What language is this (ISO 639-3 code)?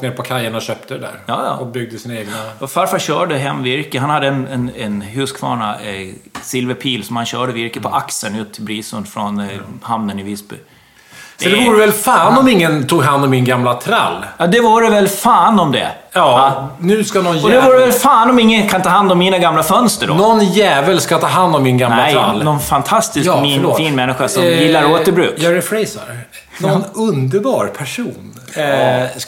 swe